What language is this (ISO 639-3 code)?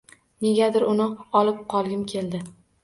uzb